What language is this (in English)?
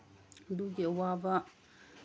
Manipuri